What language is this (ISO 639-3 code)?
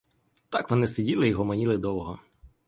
ukr